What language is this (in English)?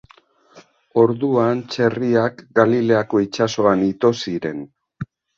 Basque